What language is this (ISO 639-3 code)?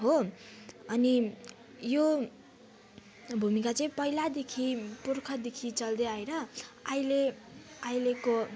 nep